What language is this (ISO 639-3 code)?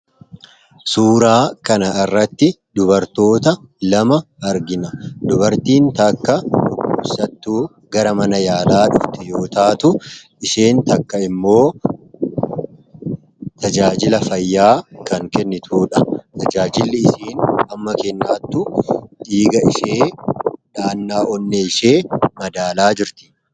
orm